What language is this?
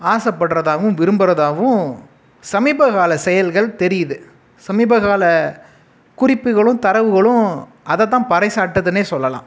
Tamil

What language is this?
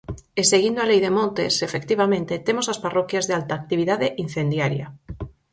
Galician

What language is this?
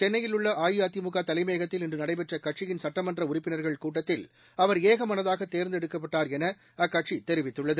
Tamil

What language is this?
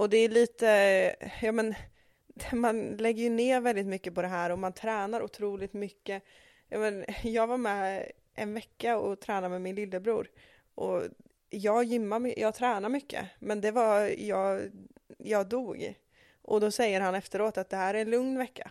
Swedish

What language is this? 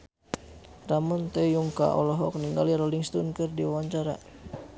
Sundanese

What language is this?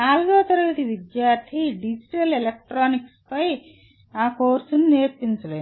Telugu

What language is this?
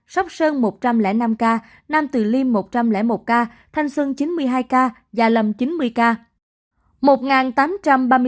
Vietnamese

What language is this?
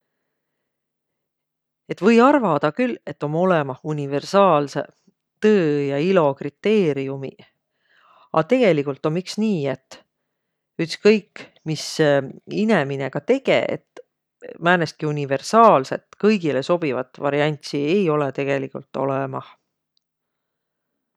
Võro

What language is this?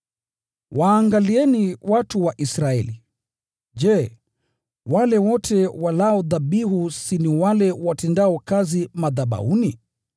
Swahili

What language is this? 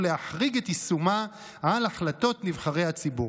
Hebrew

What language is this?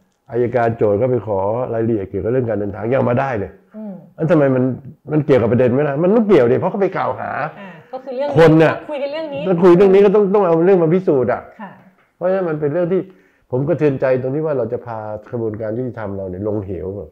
Thai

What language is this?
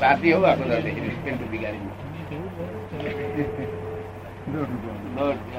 Gujarati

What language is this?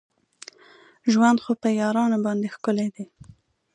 Pashto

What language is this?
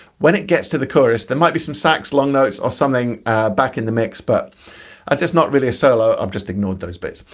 English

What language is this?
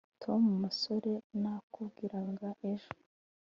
Kinyarwanda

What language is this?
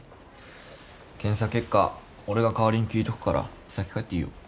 Japanese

